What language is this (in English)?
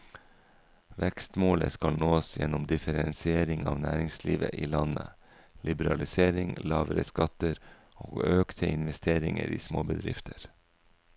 Norwegian